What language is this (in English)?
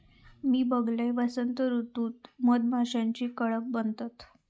Marathi